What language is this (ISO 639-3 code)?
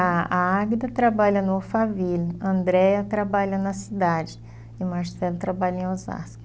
por